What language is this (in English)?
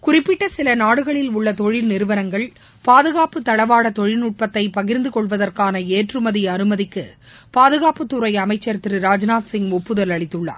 Tamil